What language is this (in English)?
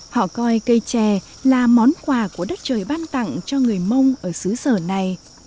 Vietnamese